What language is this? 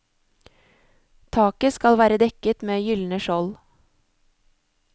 Norwegian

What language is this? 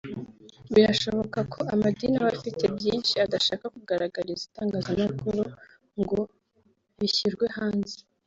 Kinyarwanda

